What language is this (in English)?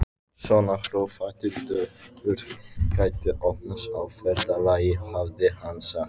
Icelandic